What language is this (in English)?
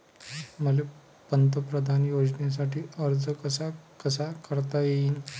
Marathi